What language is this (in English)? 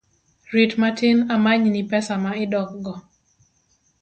Luo (Kenya and Tanzania)